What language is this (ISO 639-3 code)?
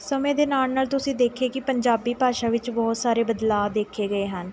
pan